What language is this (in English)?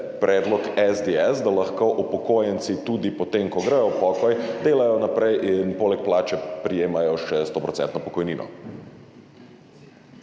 Slovenian